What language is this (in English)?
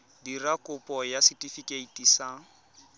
Tswana